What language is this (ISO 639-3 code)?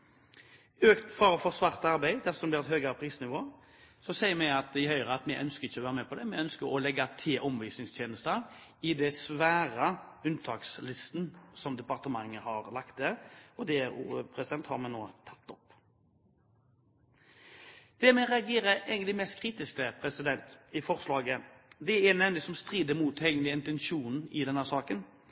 nob